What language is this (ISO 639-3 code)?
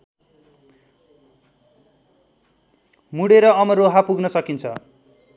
nep